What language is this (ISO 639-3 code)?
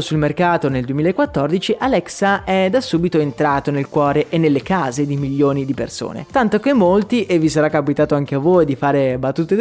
ita